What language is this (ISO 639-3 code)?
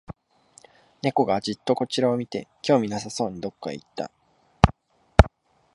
jpn